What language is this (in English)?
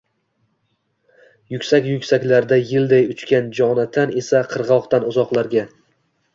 Uzbek